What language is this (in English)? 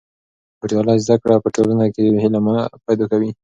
Pashto